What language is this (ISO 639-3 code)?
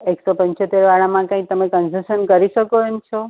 guj